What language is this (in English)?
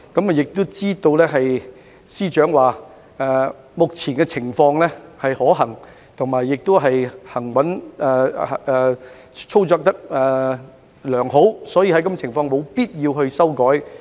Cantonese